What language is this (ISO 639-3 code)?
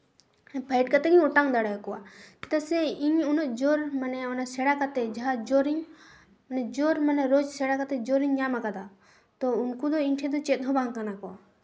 sat